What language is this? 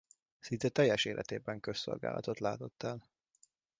Hungarian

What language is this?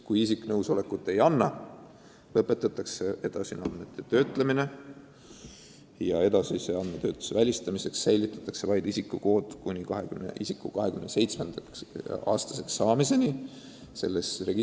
Estonian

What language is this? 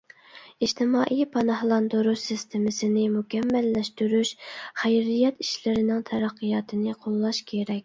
Uyghur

